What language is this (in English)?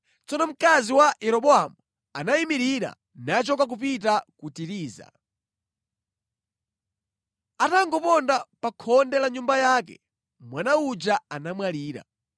Nyanja